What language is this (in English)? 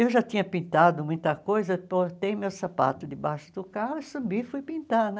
Portuguese